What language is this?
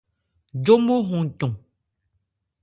Ebrié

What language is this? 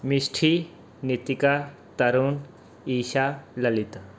Punjabi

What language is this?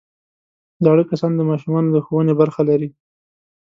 Pashto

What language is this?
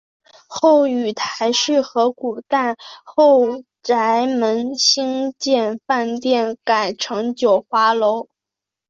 Chinese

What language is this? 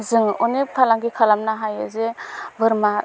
Bodo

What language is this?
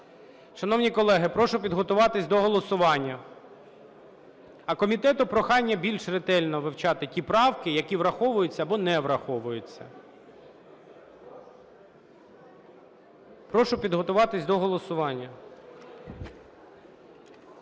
Ukrainian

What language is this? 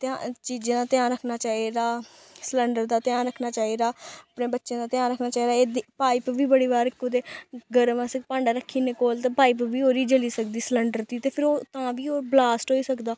Dogri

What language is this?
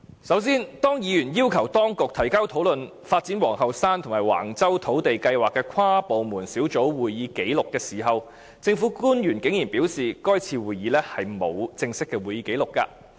Cantonese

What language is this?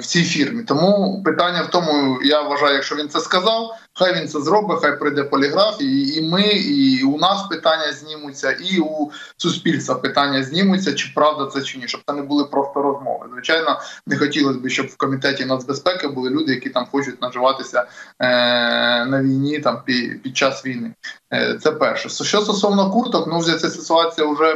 Ukrainian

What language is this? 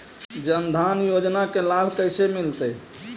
Magahi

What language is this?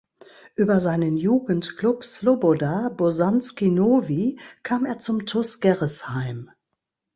German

